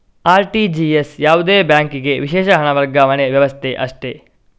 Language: Kannada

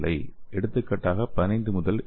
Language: Tamil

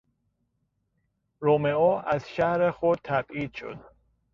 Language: Persian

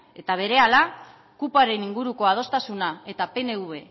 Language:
Basque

